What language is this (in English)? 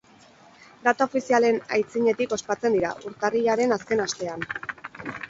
Basque